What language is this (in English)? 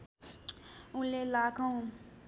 Nepali